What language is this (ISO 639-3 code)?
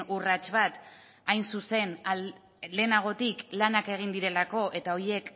eus